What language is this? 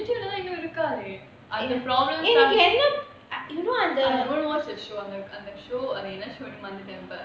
English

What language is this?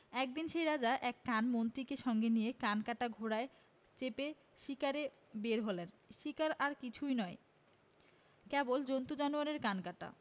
Bangla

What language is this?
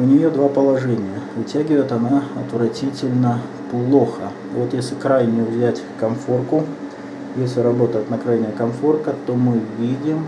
Russian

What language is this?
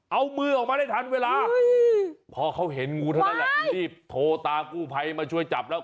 Thai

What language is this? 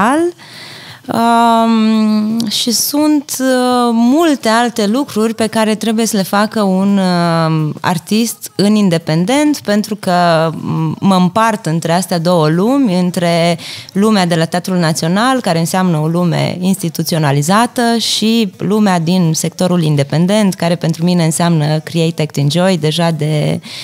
Romanian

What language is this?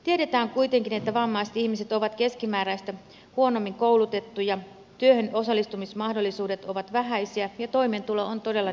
Finnish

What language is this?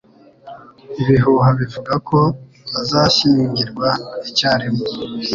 Kinyarwanda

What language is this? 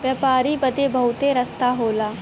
Bhojpuri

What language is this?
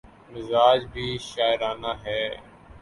Urdu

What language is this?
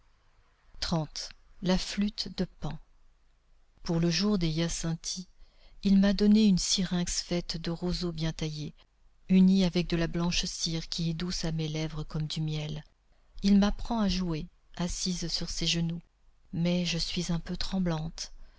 French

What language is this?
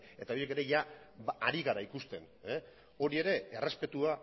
Basque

